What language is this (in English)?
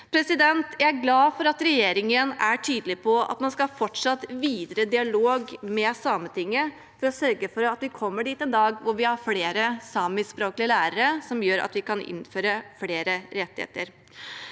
Norwegian